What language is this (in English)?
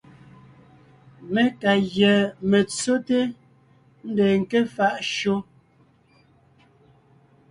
Ngiemboon